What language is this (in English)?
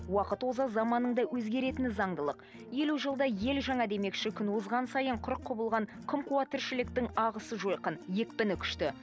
Kazakh